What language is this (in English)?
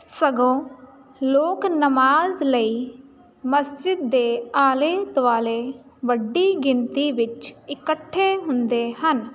Punjabi